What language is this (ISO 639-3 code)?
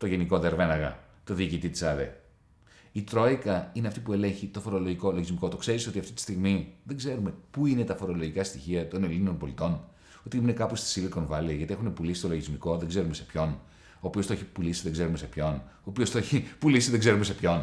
ell